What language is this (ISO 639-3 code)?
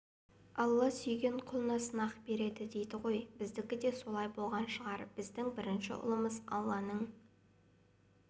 kaz